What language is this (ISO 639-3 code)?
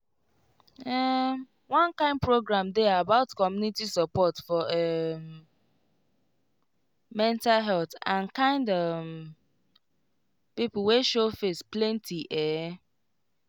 pcm